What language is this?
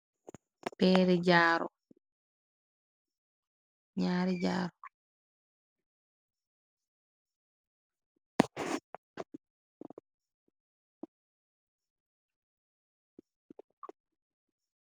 Wolof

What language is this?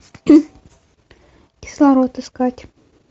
Russian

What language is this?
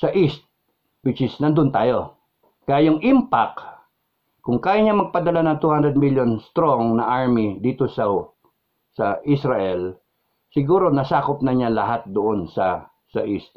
Filipino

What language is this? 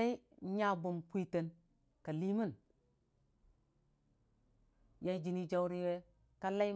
Dijim-Bwilim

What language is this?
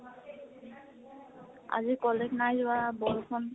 Assamese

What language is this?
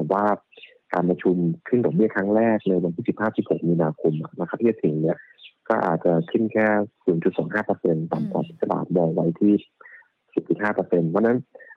Thai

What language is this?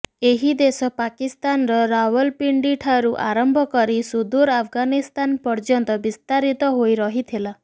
Odia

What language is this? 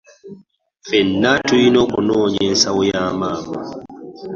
Ganda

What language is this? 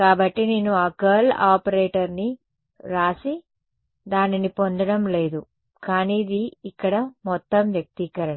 Telugu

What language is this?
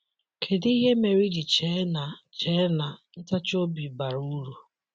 Igbo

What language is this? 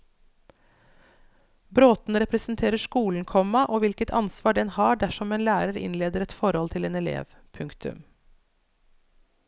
Norwegian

